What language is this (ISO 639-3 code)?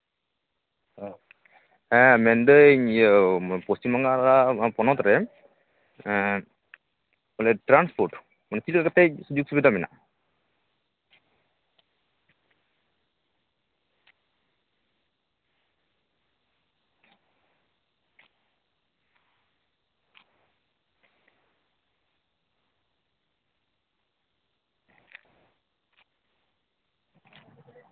sat